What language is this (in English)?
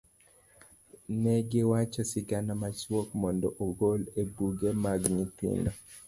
Luo (Kenya and Tanzania)